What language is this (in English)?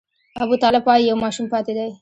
Pashto